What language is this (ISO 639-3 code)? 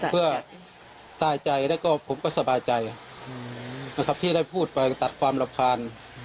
tha